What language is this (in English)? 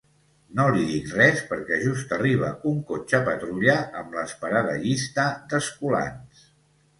Catalan